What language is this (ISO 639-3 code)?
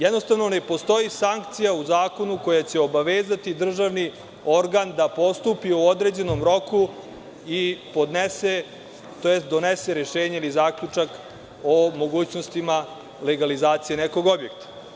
srp